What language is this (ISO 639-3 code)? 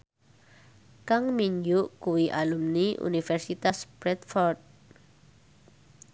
jav